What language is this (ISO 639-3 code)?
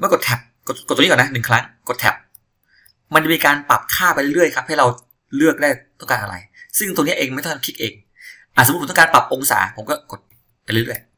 tha